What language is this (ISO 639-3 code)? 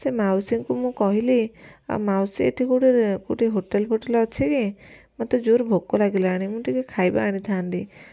ori